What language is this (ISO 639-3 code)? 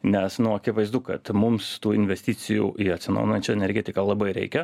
lit